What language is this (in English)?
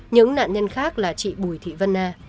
Vietnamese